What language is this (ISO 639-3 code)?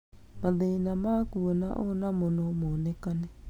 kik